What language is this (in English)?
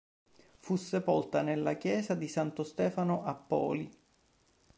Italian